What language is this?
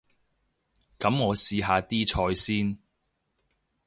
Cantonese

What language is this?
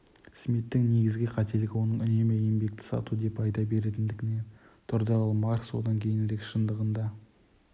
Kazakh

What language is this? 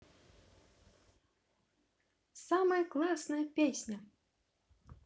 Russian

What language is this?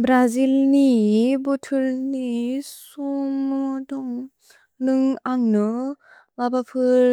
Bodo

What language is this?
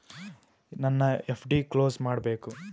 Kannada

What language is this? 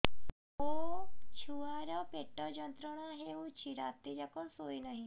Odia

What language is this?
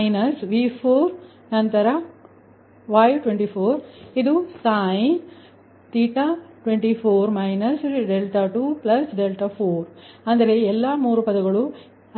Kannada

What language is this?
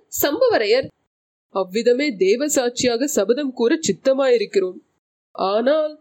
Tamil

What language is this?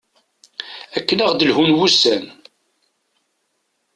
Kabyle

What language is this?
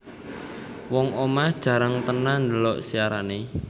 Javanese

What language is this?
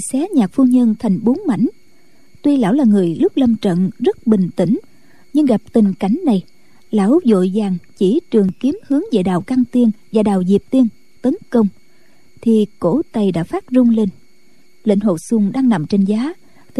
Vietnamese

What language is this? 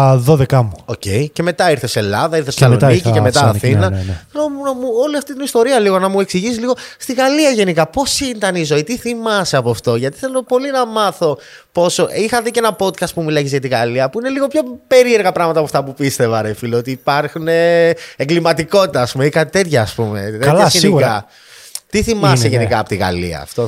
Greek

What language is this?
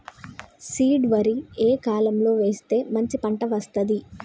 Telugu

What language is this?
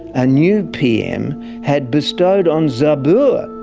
English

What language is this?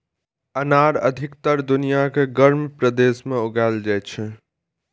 Maithili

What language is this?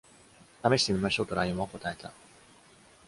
Japanese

